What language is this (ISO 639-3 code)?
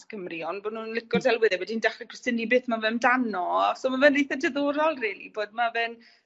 cym